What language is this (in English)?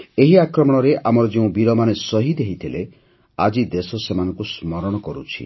Odia